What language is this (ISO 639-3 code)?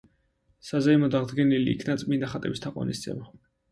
kat